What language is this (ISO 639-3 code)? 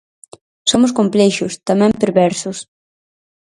glg